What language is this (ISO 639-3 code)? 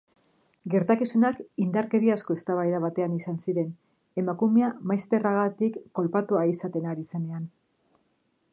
eus